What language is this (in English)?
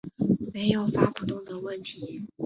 Chinese